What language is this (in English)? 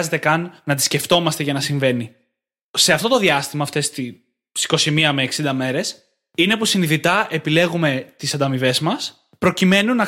Greek